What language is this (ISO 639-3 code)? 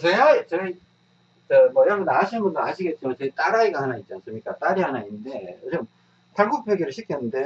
kor